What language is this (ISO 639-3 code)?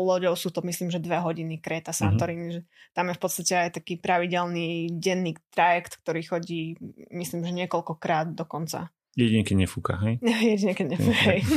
slk